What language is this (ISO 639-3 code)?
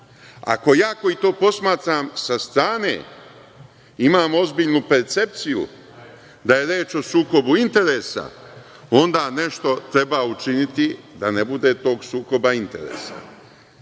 srp